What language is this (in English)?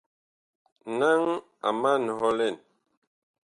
Bakoko